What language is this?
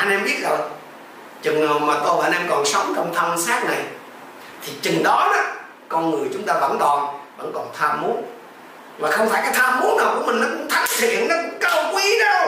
Vietnamese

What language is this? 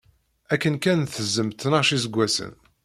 Kabyle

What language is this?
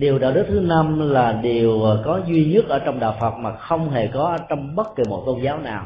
Vietnamese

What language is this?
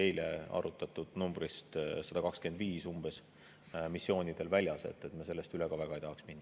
Estonian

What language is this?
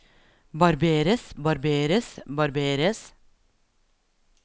Norwegian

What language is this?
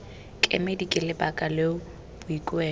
Tswana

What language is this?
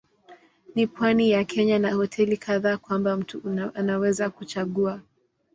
Swahili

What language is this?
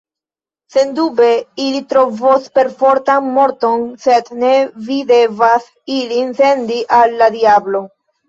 Esperanto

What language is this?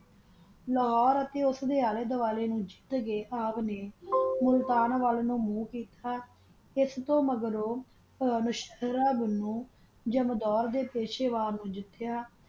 Punjabi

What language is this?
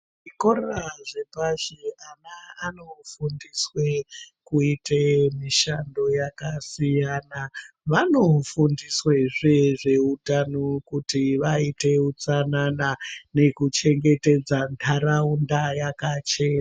Ndau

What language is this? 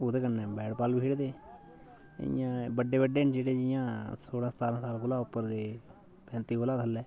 Dogri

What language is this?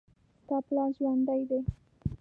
Pashto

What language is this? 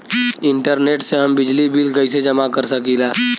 Bhojpuri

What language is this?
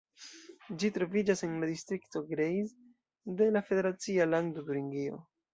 Esperanto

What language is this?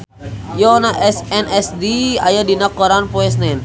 Sundanese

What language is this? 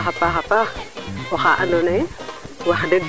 Serer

